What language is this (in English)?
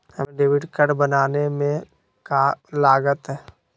Magahi